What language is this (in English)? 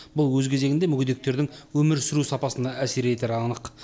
Kazakh